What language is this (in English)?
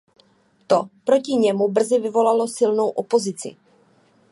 Czech